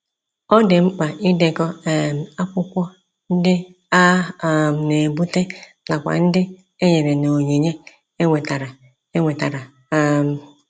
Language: Igbo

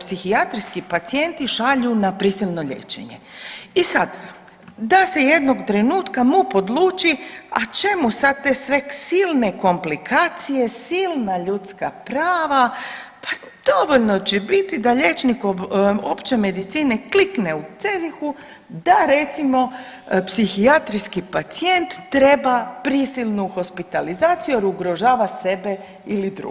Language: Croatian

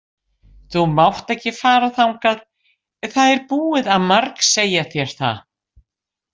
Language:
Icelandic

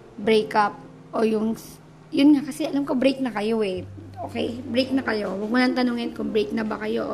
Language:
Filipino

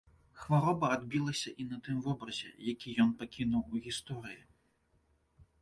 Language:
Belarusian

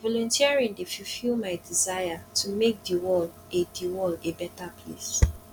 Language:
Nigerian Pidgin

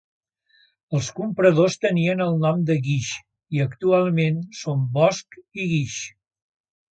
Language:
Catalan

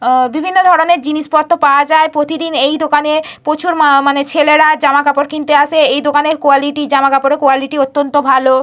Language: Bangla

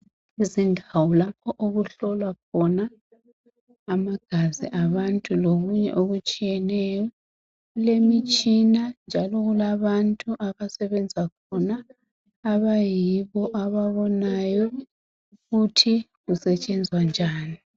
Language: North Ndebele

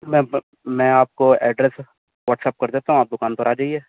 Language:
Urdu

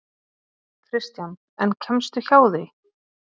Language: Icelandic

